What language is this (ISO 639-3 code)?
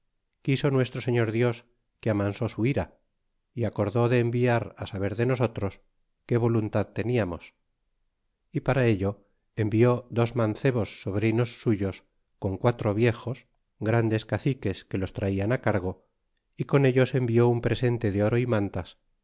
spa